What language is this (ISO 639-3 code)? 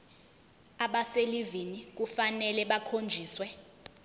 zul